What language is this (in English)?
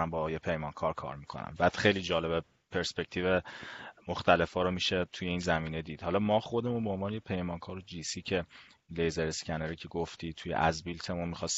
Persian